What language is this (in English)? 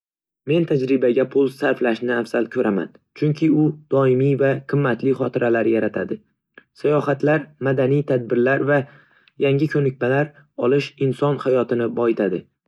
Uzbek